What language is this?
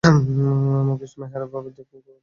Bangla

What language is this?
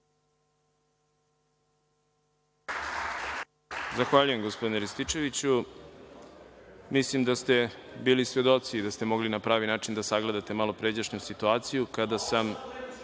Serbian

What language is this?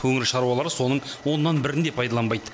Kazakh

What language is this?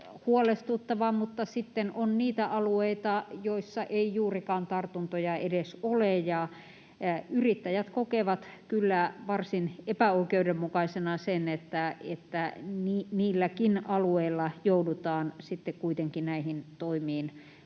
Finnish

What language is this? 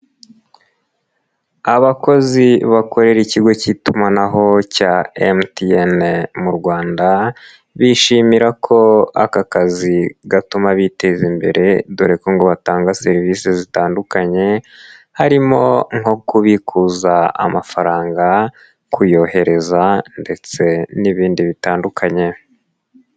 Kinyarwanda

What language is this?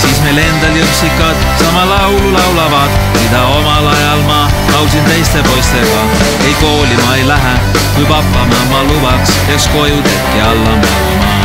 Finnish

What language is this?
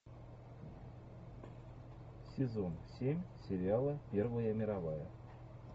Russian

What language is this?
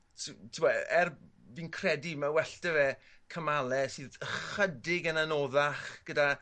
Welsh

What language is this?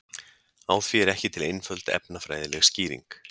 Icelandic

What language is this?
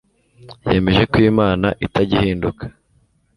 Kinyarwanda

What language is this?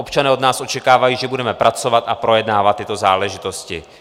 Czech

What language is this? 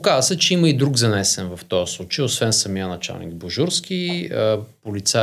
Bulgarian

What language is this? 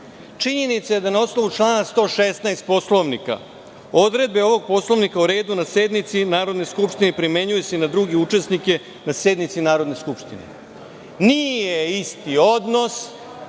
Serbian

